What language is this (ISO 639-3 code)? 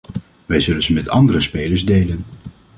nld